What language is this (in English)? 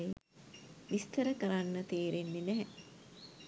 Sinhala